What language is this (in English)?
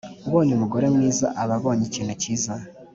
Kinyarwanda